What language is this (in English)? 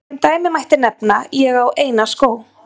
Icelandic